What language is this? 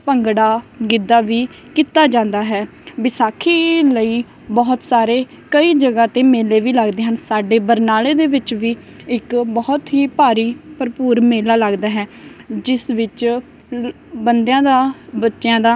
Punjabi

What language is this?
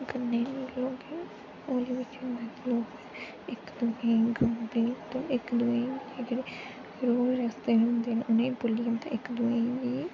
Dogri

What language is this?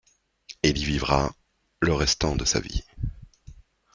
French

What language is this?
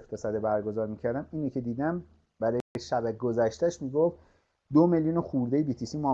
Persian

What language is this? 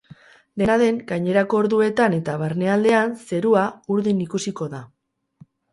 Basque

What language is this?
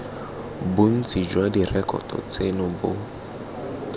Tswana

